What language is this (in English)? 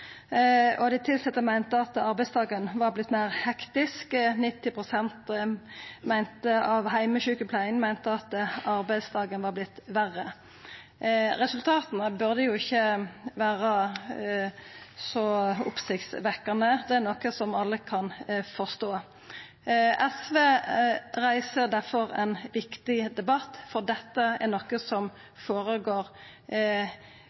Norwegian Nynorsk